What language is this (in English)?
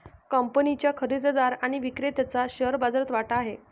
Marathi